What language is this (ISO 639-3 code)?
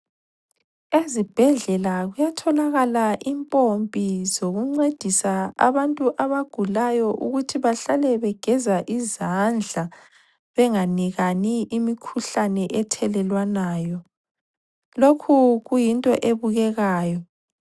nde